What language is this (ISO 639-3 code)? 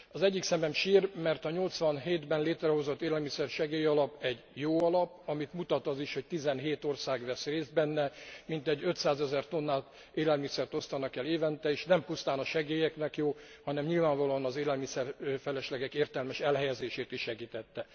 hun